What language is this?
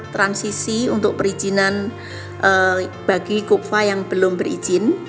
Indonesian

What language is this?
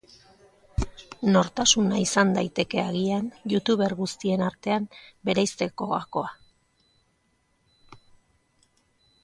Basque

